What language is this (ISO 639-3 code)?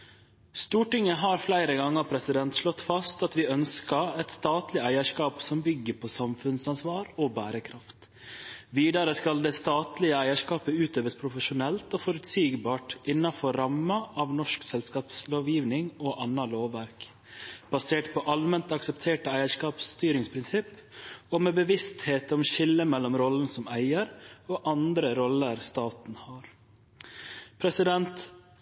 nno